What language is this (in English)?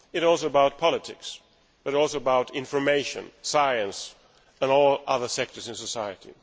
English